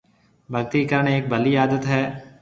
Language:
Marwari (Pakistan)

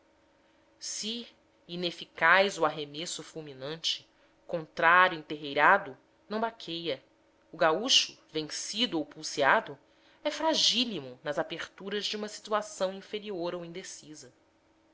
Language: Portuguese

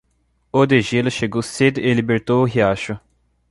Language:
Portuguese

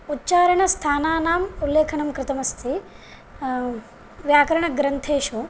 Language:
Sanskrit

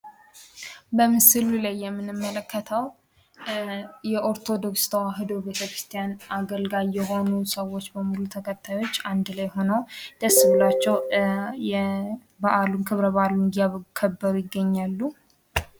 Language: Amharic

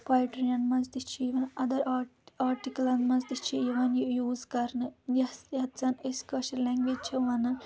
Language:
Kashmiri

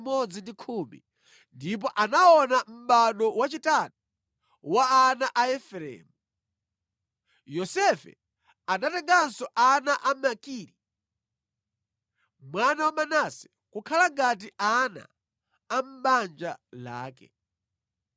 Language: Nyanja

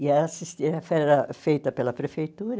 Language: Portuguese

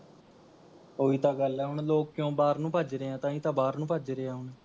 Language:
Punjabi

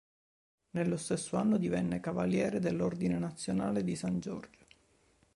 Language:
Italian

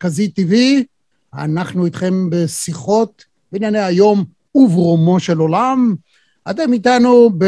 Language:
Hebrew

